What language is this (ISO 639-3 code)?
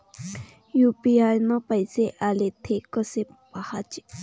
mar